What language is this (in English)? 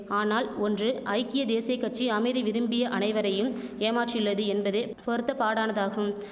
Tamil